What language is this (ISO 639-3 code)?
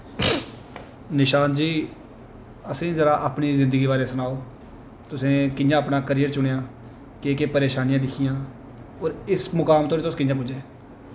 doi